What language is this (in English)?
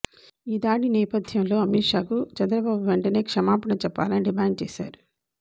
Telugu